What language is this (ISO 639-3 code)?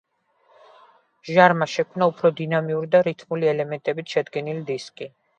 kat